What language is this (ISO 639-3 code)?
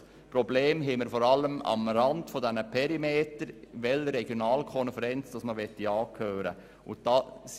gsw